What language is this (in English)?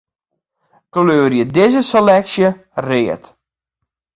Western Frisian